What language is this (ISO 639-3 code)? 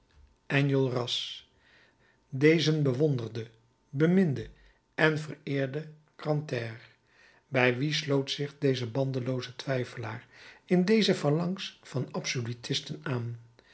nld